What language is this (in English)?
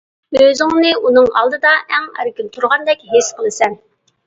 Uyghur